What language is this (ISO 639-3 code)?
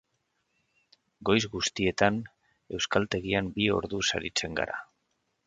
eus